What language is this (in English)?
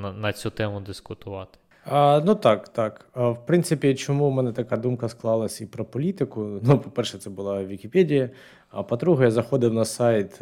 Ukrainian